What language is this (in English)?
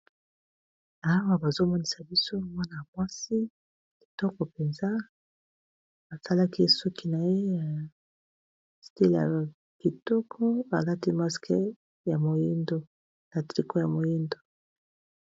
Lingala